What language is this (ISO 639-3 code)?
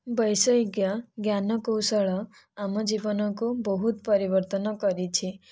ori